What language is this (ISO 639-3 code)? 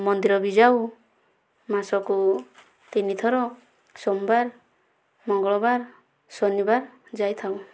ori